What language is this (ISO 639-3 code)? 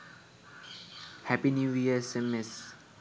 sin